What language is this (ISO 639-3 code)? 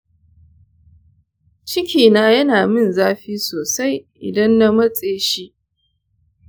hau